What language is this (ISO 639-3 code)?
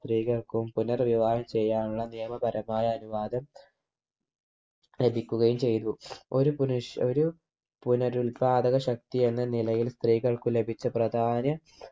mal